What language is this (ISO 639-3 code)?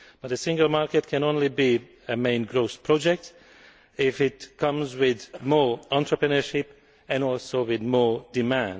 eng